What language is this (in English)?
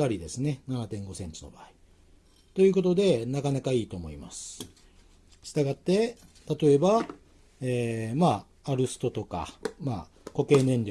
Japanese